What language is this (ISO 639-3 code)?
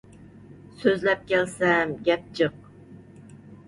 uig